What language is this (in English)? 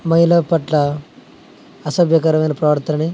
Telugu